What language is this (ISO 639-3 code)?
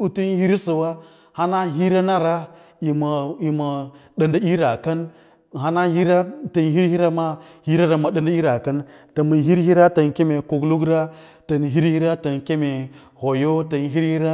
lla